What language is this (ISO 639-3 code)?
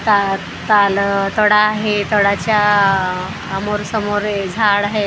mar